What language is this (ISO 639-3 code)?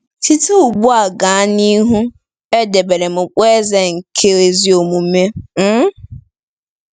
ibo